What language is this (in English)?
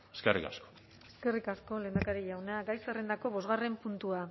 Basque